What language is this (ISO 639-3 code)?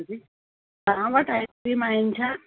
snd